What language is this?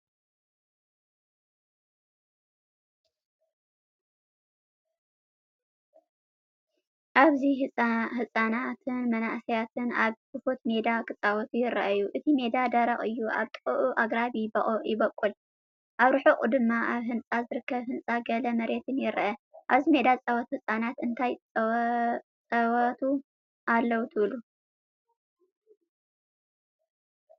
Tigrinya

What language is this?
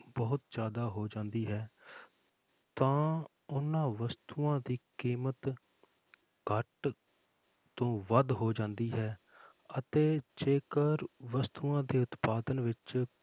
Punjabi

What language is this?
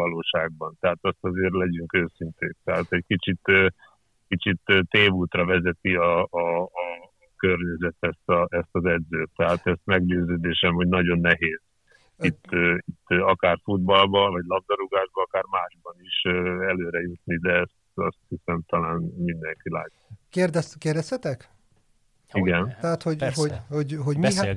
Hungarian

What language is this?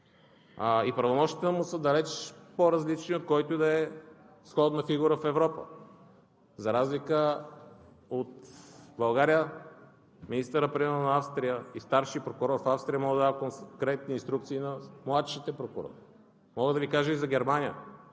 Bulgarian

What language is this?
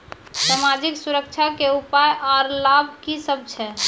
Maithili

